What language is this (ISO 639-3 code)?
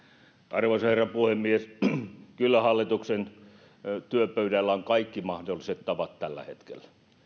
fin